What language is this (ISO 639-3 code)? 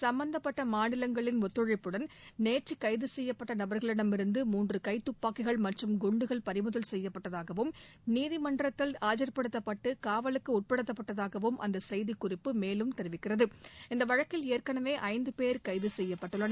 tam